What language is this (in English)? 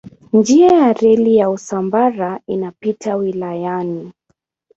Swahili